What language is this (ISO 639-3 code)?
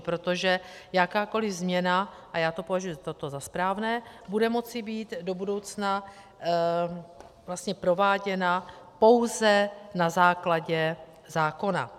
ces